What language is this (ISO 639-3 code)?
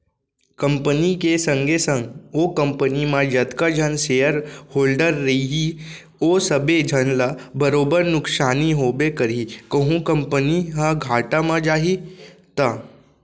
hne